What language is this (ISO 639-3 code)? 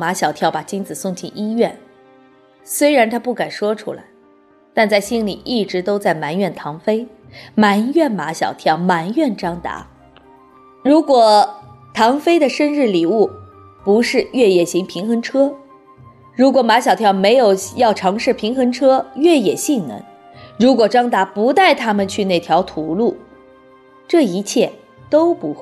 zho